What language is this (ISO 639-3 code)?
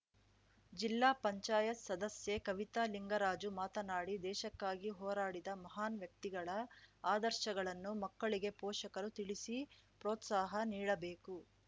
kan